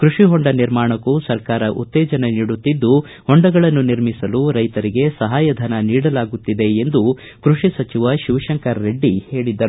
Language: Kannada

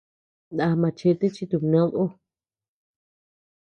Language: Tepeuxila Cuicatec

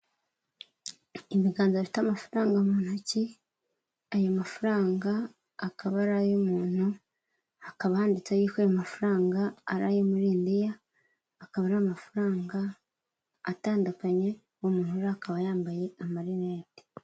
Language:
Kinyarwanda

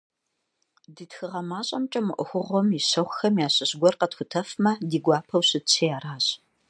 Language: Kabardian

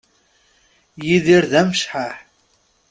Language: Kabyle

